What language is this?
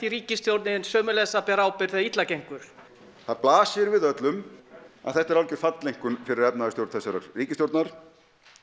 Icelandic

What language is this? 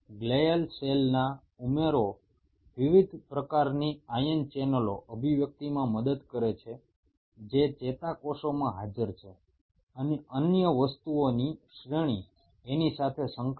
Bangla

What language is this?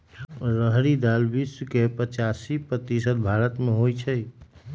Magahi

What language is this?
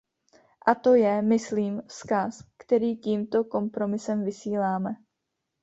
Czech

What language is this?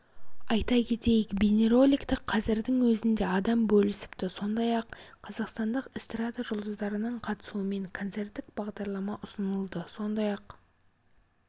Kazakh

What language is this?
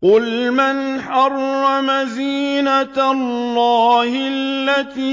Arabic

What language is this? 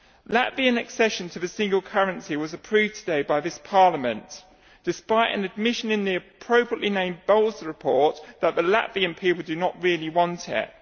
English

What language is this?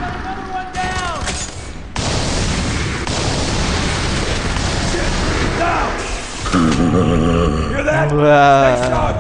Korean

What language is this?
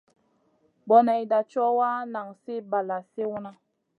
Masana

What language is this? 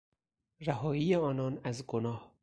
Persian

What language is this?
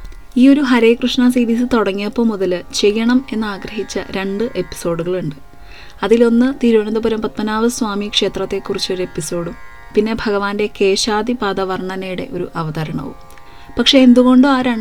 Malayalam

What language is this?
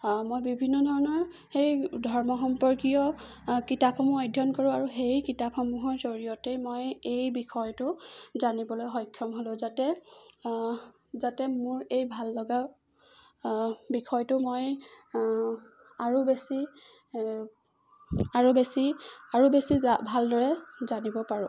Assamese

